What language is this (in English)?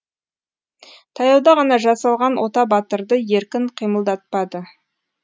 Kazakh